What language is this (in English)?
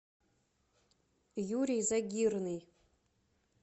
Russian